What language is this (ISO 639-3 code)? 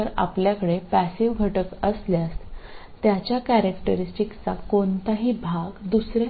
mal